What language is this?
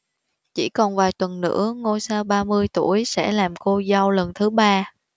Vietnamese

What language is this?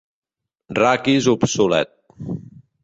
Catalan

